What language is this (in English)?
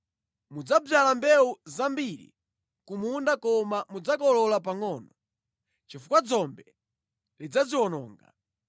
Nyanja